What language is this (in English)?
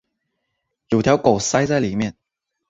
Chinese